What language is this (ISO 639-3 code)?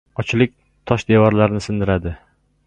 uzb